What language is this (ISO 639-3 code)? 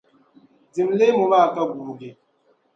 dag